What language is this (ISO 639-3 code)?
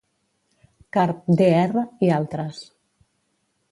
cat